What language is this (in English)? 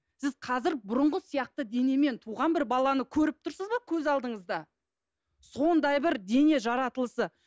Kazakh